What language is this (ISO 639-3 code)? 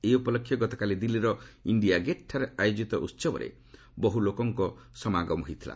ori